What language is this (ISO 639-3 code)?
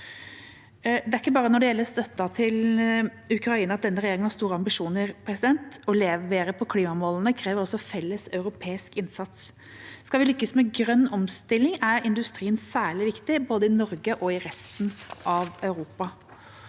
nor